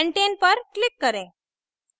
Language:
Hindi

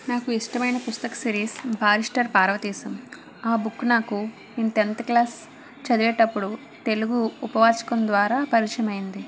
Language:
Telugu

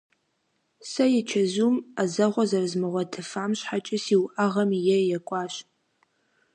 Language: Kabardian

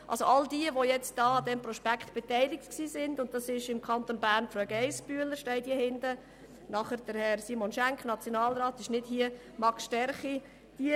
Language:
Swiss German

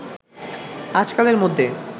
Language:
Bangla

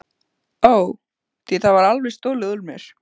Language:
Icelandic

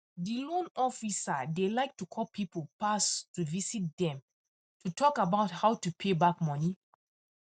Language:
Nigerian Pidgin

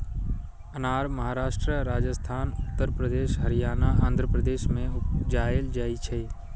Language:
Maithili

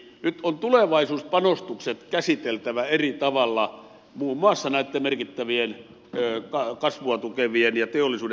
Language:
Finnish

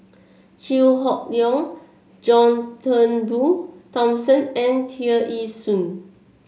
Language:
English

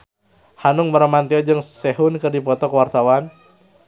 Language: Sundanese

